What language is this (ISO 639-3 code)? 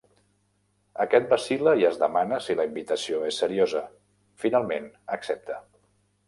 cat